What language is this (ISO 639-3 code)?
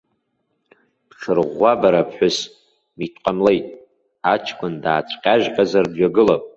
abk